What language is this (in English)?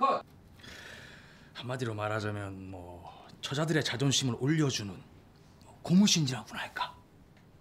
Korean